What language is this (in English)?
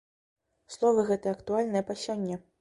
Belarusian